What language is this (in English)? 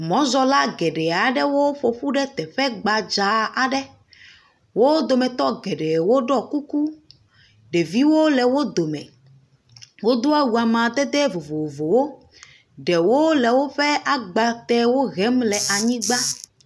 Ewe